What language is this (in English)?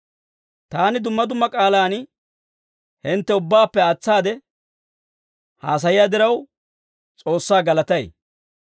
Dawro